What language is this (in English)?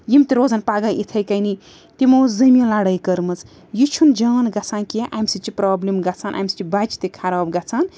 Kashmiri